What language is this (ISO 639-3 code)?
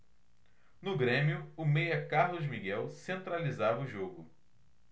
por